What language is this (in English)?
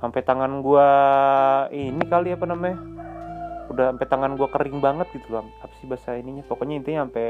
Indonesian